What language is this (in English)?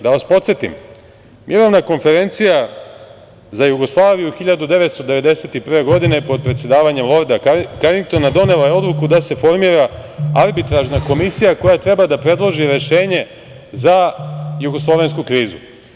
Serbian